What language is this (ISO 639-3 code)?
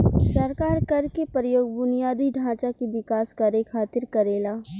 bho